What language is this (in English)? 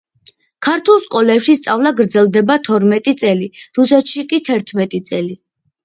Georgian